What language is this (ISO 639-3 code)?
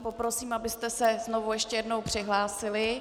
ces